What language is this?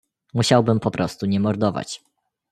Polish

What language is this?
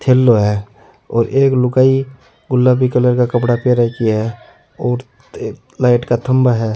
Rajasthani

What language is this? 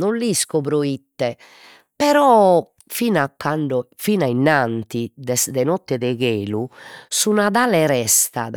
Sardinian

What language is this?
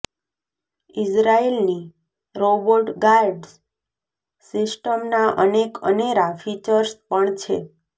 Gujarati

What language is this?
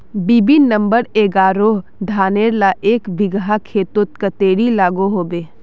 Magahi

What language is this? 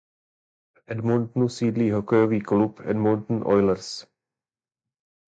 Czech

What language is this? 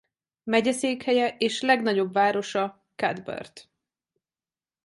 Hungarian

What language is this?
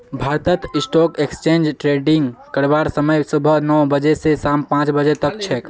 Magahi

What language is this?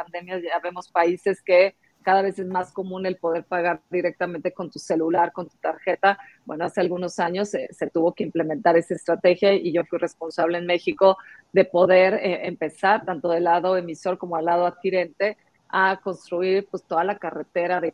Spanish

